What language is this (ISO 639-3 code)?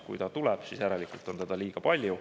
est